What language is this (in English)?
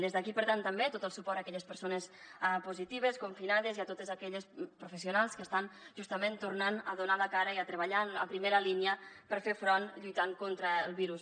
Catalan